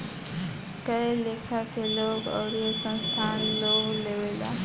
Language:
Bhojpuri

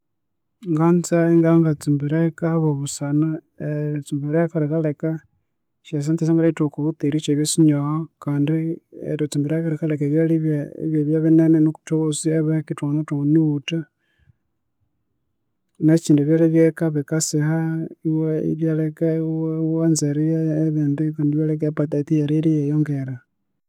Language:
Konzo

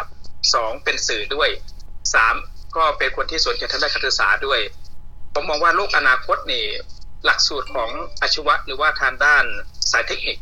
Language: Thai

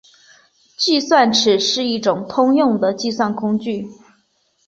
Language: Chinese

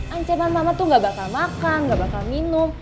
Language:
Indonesian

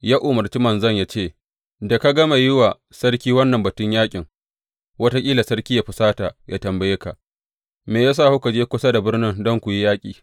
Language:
Hausa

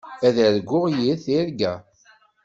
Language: Kabyle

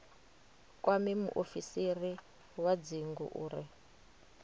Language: Venda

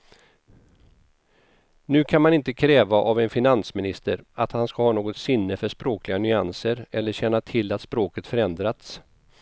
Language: Swedish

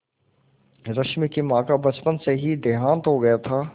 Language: Hindi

